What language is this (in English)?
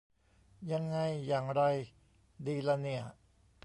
Thai